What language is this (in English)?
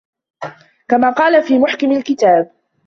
Arabic